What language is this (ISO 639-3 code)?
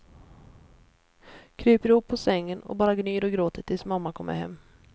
swe